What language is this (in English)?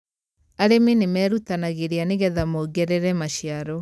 Kikuyu